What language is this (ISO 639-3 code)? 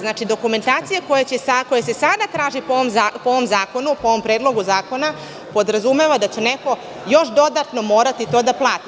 srp